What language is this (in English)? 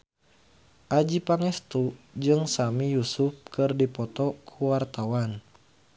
Sundanese